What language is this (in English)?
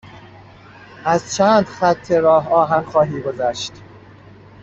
Persian